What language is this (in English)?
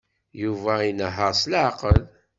Kabyle